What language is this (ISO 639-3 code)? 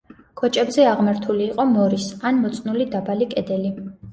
kat